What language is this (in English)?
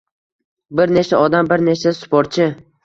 Uzbek